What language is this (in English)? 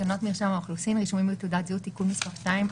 Hebrew